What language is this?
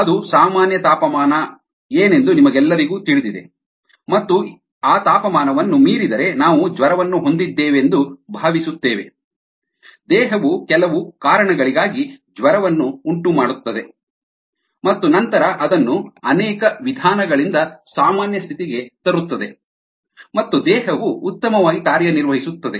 Kannada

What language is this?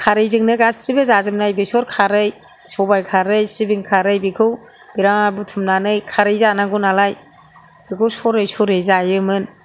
Bodo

